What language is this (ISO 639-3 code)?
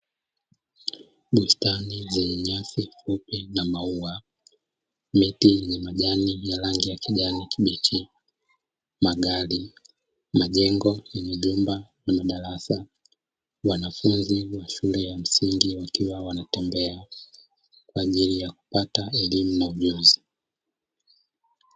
swa